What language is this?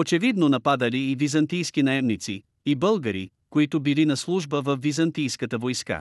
Bulgarian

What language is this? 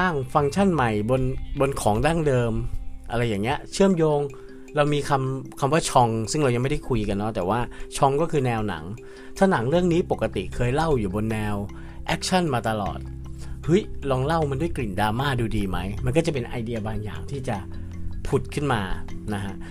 Thai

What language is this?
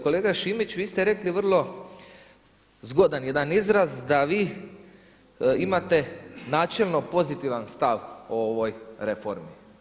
Croatian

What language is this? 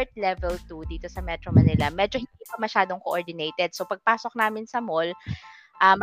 Filipino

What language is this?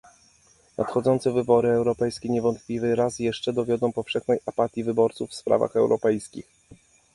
Polish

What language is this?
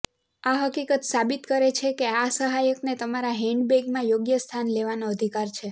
Gujarati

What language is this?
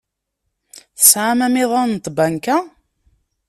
Kabyle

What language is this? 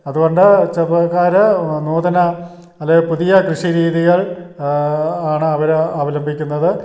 Malayalam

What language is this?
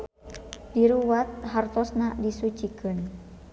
Sundanese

